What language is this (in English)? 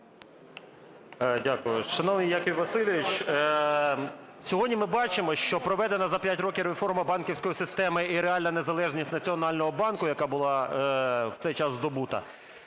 Ukrainian